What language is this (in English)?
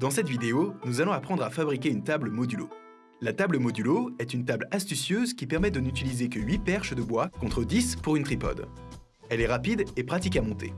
French